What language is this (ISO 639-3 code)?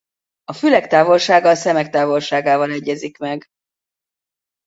hun